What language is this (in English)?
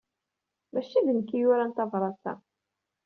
Kabyle